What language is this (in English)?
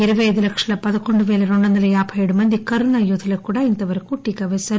Telugu